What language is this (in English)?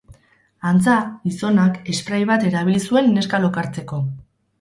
Basque